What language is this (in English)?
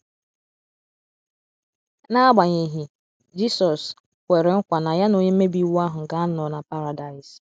Igbo